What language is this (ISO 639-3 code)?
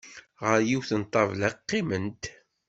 kab